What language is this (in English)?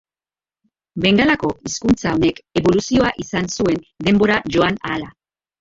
Basque